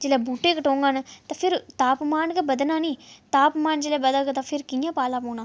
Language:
Dogri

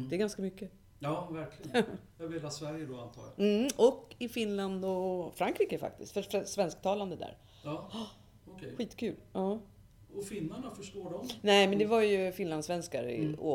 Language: Swedish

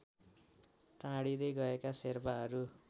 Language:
Nepali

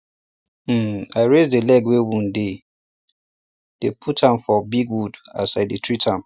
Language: Nigerian Pidgin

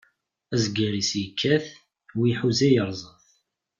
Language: Kabyle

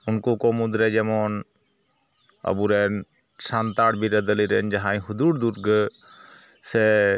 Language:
Santali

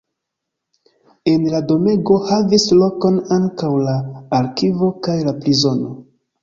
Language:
Esperanto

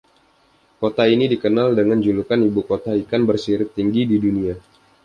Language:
Indonesian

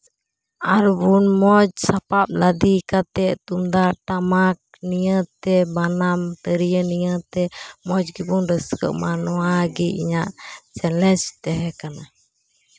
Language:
Santali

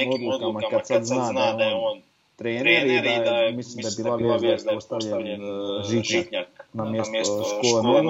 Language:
Croatian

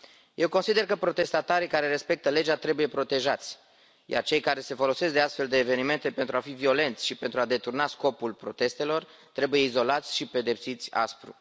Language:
Romanian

